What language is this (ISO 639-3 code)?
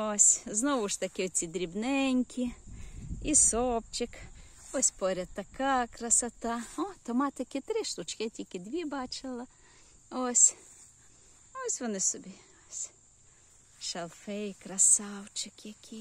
ukr